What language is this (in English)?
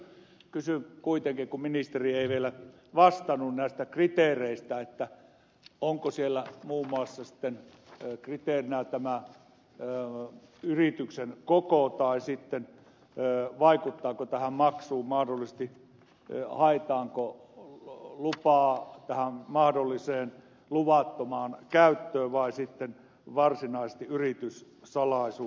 Finnish